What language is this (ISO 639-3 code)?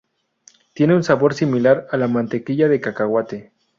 spa